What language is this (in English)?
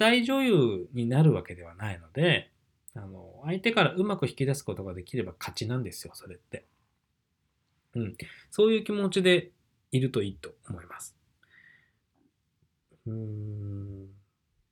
Japanese